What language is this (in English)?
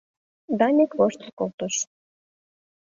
Mari